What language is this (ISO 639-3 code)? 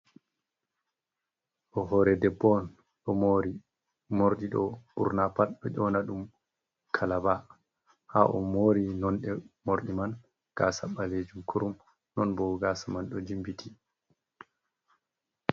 ful